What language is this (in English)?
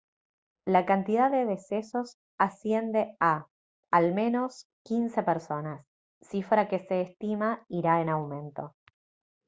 Spanish